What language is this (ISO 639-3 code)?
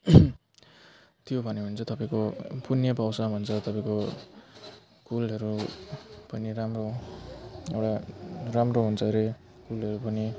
nep